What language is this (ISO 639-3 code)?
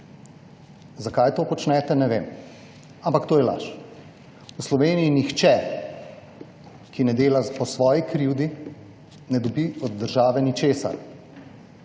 slv